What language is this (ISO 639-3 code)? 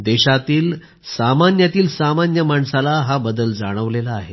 mar